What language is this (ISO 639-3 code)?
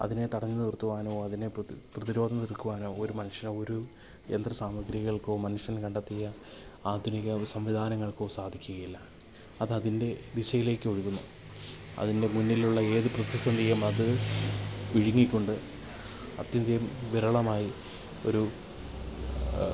mal